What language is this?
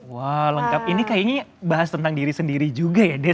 Indonesian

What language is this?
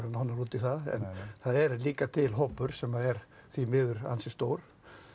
Icelandic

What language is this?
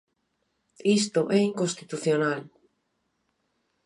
Galician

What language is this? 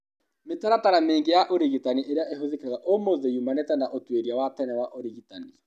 Kikuyu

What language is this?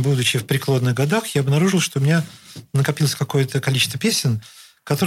Russian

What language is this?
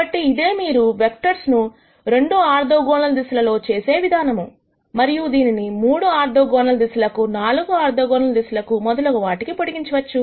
Telugu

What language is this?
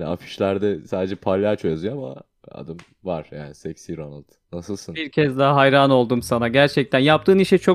Turkish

